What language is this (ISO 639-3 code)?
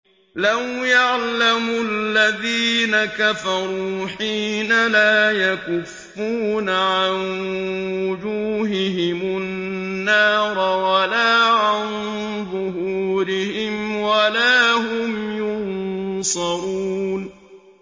ara